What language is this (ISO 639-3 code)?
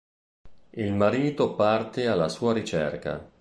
ita